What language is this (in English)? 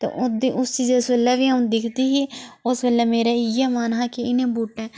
Dogri